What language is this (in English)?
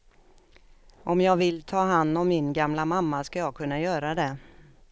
Swedish